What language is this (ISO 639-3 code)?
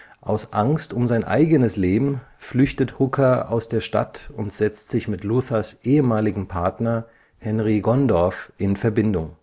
deu